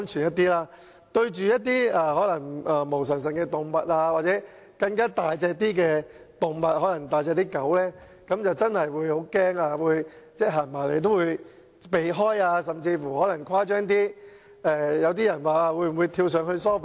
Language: Cantonese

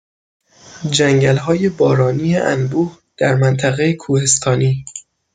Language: Persian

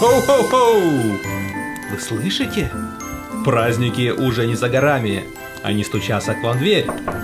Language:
Russian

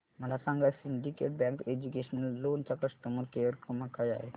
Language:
Marathi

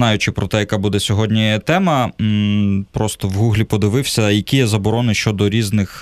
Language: Ukrainian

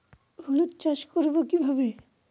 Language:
Bangla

